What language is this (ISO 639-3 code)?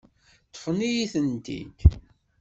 kab